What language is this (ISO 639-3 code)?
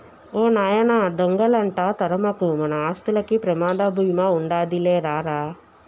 tel